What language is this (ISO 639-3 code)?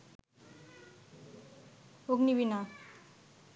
ben